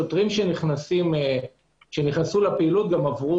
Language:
Hebrew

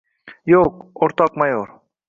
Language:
Uzbek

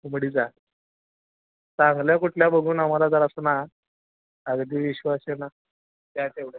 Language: Marathi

